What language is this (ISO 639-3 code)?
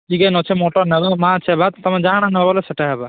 ori